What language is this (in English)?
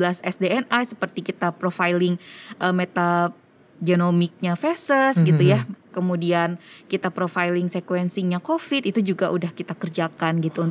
Indonesian